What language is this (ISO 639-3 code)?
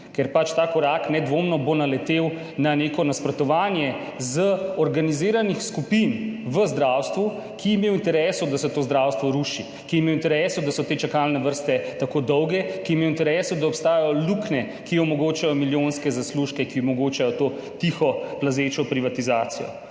slv